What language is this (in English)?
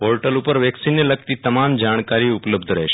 Gujarati